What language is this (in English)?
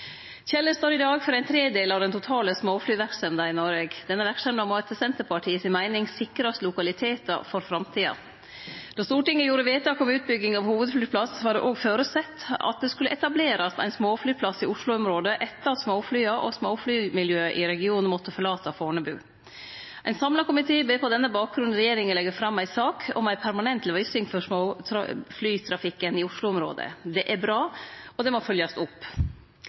Norwegian Nynorsk